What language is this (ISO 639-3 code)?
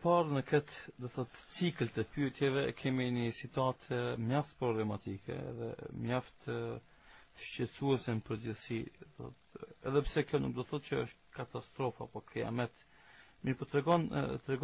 ara